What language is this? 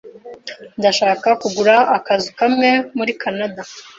Kinyarwanda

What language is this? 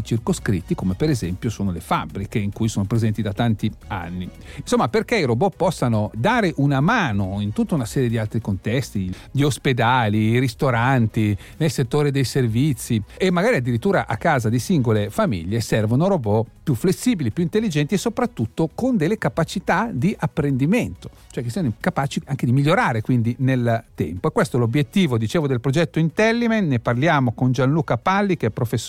Italian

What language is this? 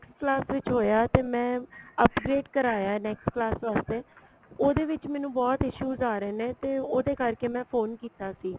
Punjabi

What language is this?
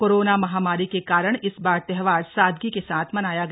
Hindi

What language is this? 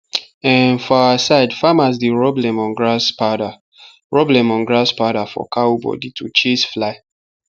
Nigerian Pidgin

